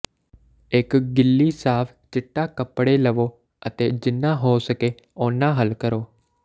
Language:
Punjabi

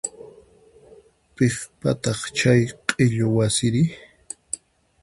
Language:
Puno Quechua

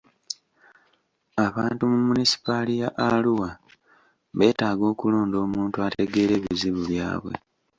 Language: Ganda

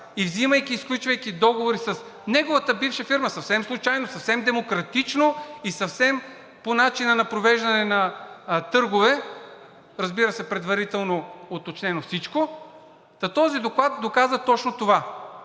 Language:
Bulgarian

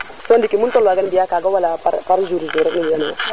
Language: Serer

